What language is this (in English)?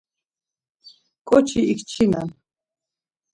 Laz